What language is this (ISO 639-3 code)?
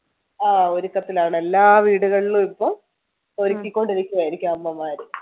mal